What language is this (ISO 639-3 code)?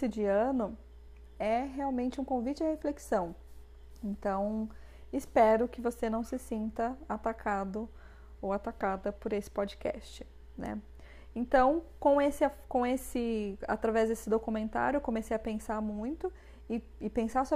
por